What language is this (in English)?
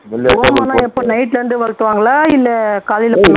Tamil